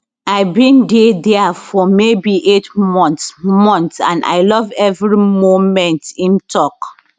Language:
Nigerian Pidgin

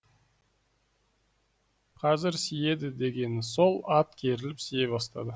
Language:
Kazakh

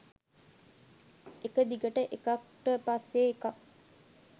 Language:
Sinhala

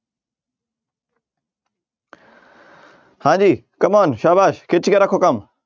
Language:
Punjabi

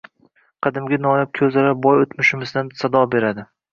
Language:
Uzbek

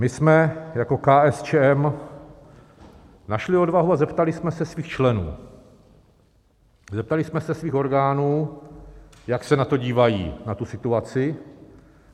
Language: Czech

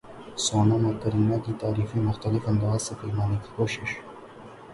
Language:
Urdu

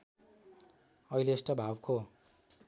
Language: Nepali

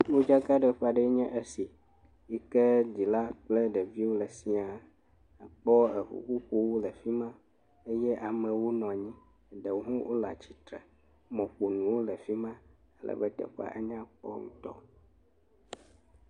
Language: Ewe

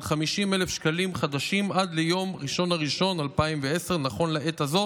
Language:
Hebrew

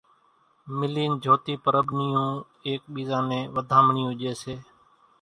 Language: Kachi Koli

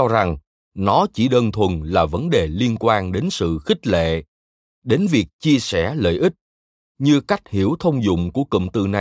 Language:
Vietnamese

